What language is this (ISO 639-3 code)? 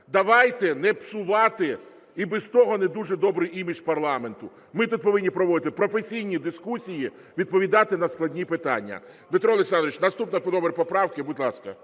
ukr